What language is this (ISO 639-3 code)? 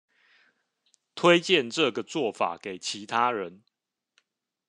zho